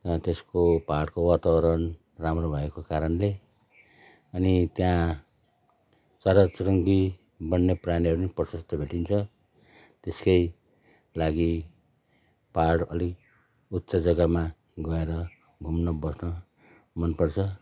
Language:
Nepali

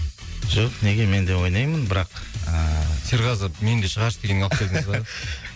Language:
Kazakh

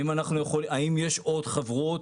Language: Hebrew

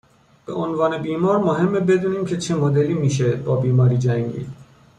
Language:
Persian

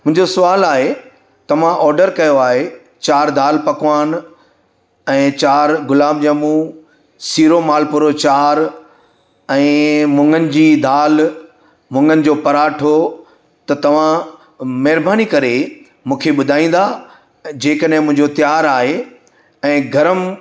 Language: Sindhi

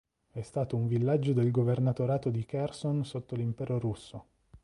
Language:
Italian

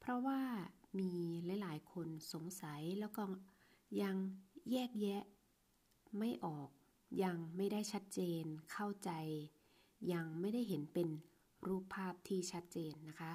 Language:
Thai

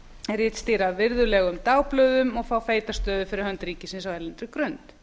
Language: Icelandic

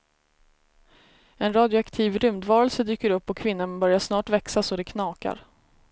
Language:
Swedish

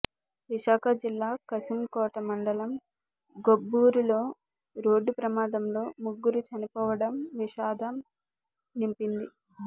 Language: Telugu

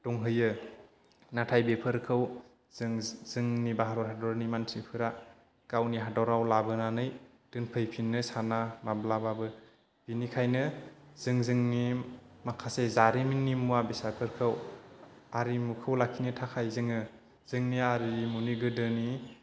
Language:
Bodo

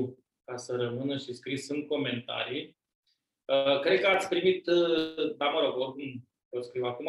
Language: Romanian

